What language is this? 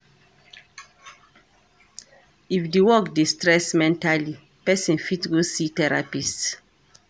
Nigerian Pidgin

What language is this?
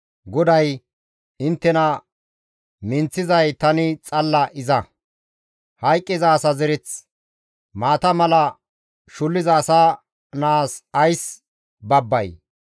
Gamo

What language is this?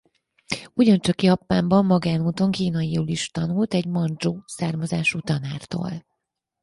Hungarian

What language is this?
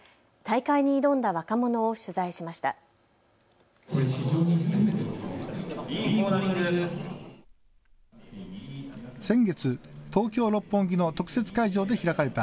Japanese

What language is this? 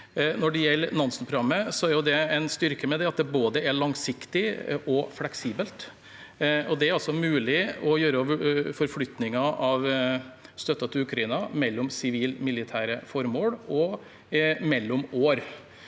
Norwegian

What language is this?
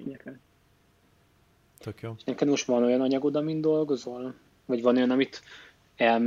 Hungarian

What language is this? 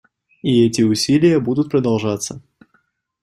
Russian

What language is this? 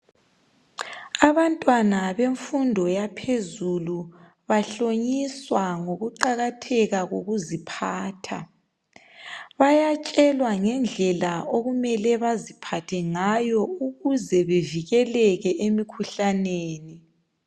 North Ndebele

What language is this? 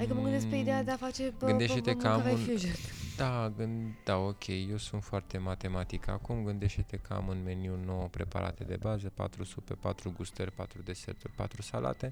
Romanian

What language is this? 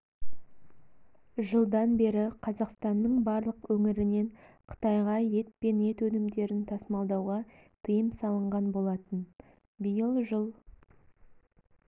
Kazakh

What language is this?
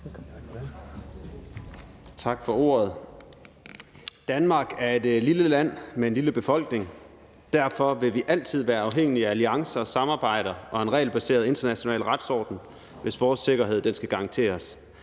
Danish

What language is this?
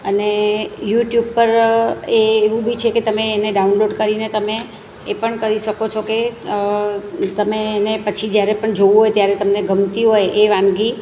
Gujarati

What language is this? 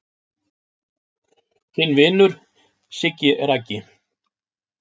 Icelandic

